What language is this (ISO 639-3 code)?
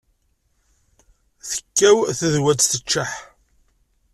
kab